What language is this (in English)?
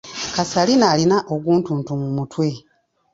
Ganda